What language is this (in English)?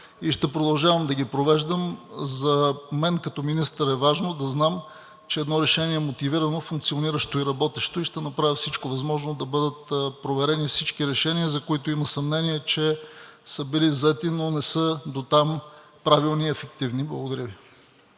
Bulgarian